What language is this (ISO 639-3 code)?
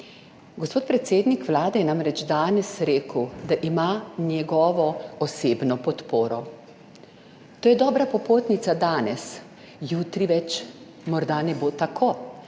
slv